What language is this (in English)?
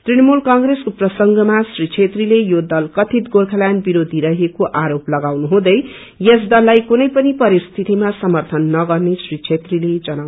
Nepali